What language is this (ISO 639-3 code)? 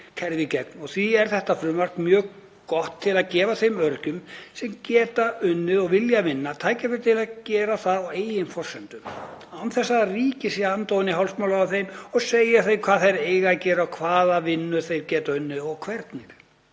isl